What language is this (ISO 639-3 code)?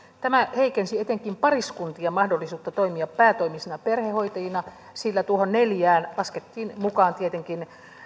fin